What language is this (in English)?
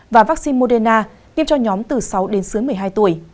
Vietnamese